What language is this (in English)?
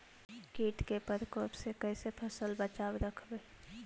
Magahi